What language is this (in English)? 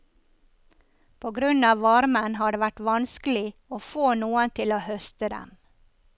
Norwegian